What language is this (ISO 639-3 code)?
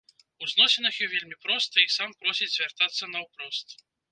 bel